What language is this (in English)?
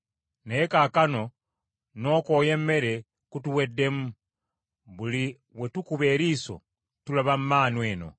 Ganda